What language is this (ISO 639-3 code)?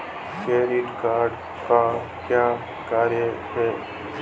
hin